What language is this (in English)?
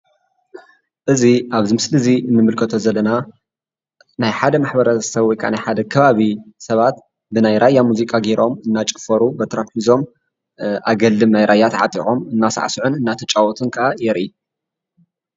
Tigrinya